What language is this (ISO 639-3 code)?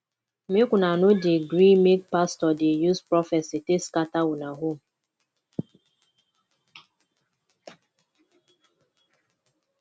pcm